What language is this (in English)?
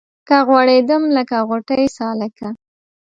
Pashto